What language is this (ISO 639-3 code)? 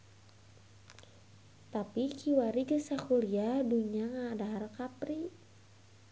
sun